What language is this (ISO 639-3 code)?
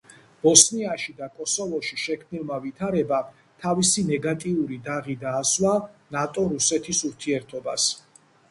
kat